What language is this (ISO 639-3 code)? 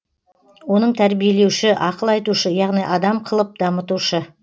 kaz